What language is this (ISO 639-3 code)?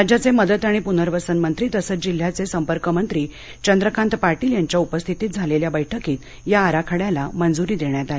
mar